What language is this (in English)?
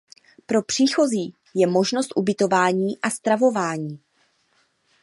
Czech